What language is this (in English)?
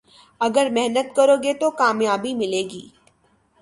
Urdu